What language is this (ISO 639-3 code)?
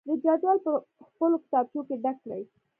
pus